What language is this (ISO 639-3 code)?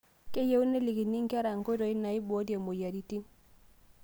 mas